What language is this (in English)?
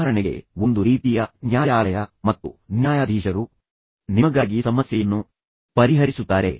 Kannada